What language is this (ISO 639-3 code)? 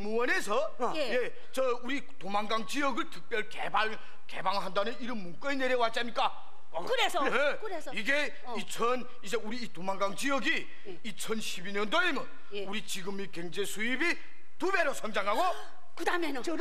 kor